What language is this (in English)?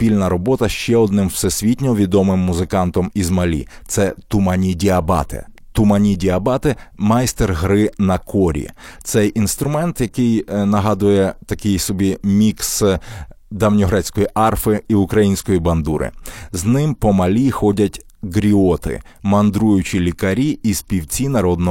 Ukrainian